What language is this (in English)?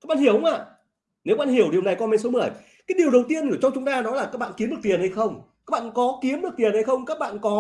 Vietnamese